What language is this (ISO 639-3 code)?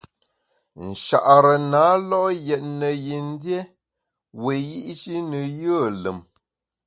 bax